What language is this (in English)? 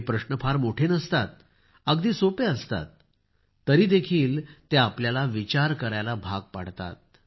Marathi